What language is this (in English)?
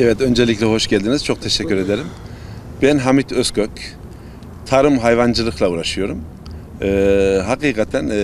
Turkish